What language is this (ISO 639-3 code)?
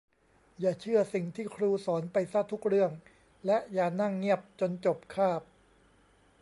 tha